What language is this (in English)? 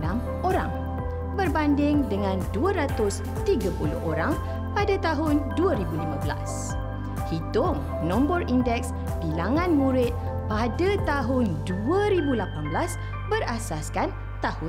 Malay